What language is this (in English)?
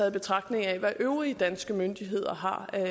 Danish